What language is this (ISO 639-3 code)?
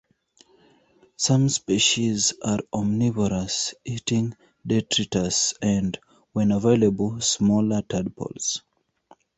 eng